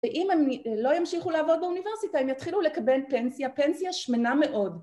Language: Hebrew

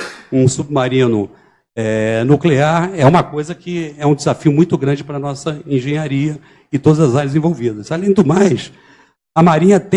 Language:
Portuguese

